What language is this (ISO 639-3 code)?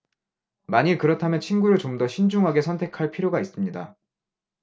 kor